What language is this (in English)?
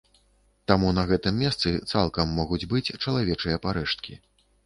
Belarusian